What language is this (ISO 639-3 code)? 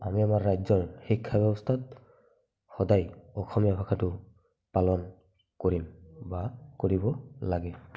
asm